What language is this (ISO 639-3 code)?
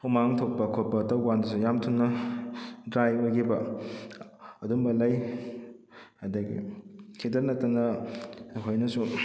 mni